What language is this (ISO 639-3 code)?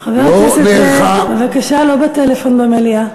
heb